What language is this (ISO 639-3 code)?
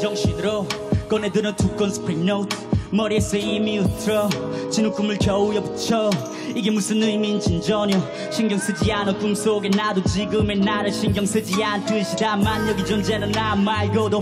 kor